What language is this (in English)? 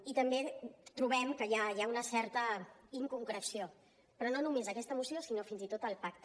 Catalan